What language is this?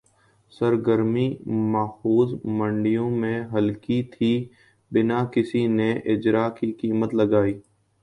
Urdu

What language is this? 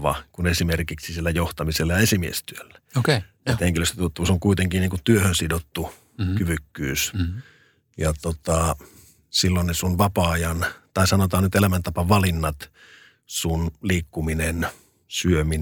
Finnish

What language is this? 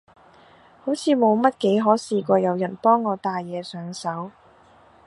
Cantonese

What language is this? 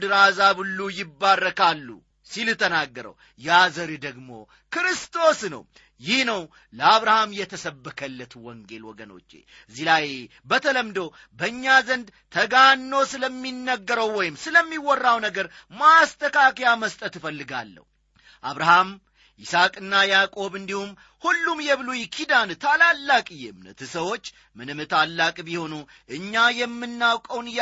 Amharic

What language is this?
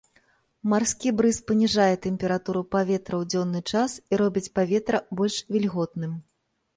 Belarusian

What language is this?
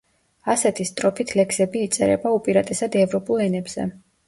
Georgian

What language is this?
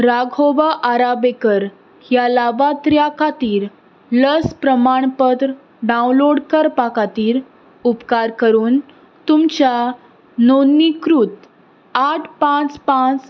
Konkani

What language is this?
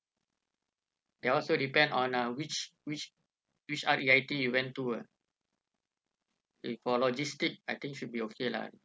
English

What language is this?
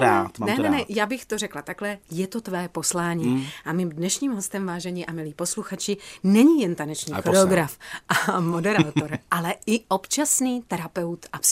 Czech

